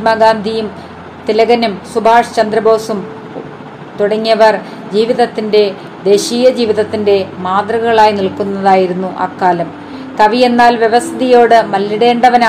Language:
Malayalam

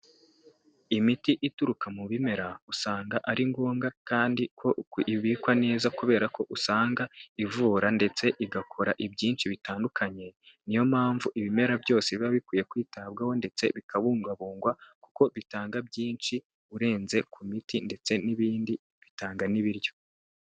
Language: Kinyarwanda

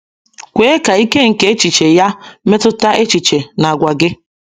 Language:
Igbo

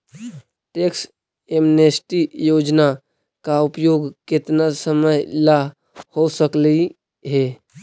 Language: Magahi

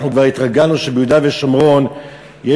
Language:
Hebrew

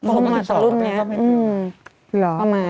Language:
Thai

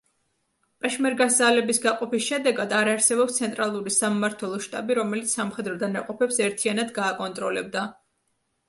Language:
Georgian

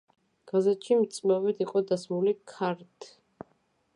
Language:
Georgian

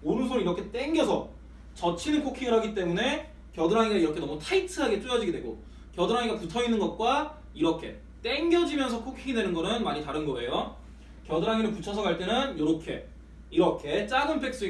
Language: Korean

